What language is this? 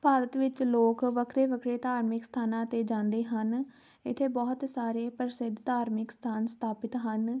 Punjabi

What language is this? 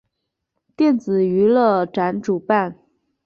Chinese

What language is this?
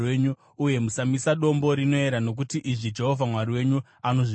Shona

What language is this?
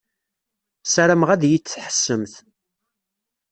Kabyle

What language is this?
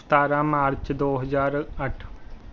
Punjabi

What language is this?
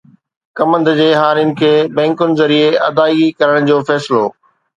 Sindhi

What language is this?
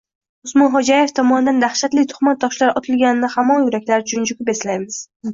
Uzbek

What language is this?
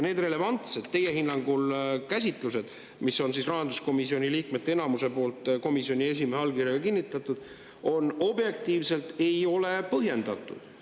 Estonian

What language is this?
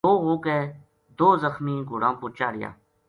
Gujari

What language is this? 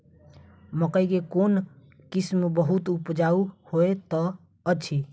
Maithili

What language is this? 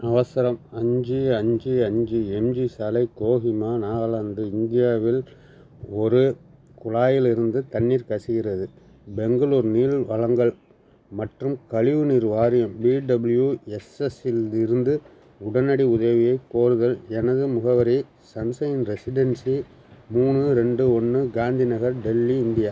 Tamil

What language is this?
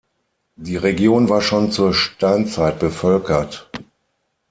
German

